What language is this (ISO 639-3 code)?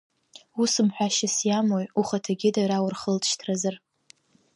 abk